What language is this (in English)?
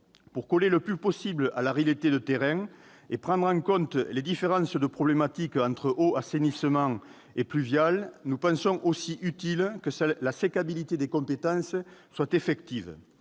French